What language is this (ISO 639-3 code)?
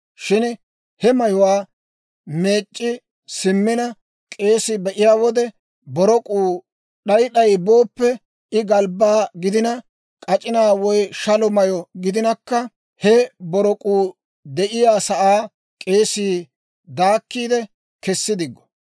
dwr